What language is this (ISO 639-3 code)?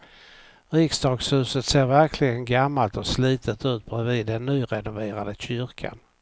swe